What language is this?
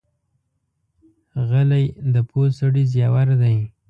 Pashto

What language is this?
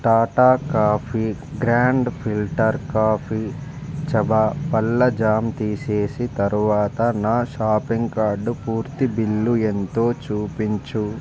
Telugu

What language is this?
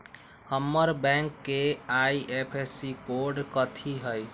Magahi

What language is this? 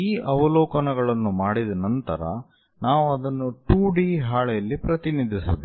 Kannada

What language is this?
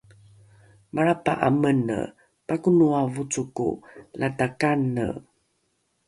Rukai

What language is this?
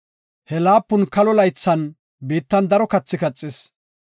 Gofa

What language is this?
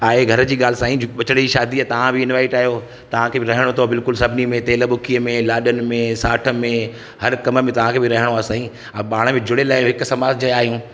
Sindhi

